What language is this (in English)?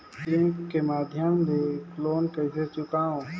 Chhattisgarhi